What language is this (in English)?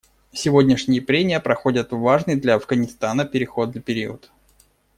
Russian